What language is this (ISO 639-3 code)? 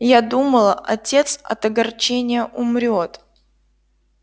rus